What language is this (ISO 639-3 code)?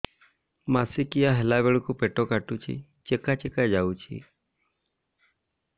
ori